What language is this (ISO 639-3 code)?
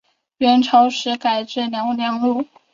zho